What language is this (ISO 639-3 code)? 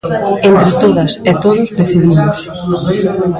glg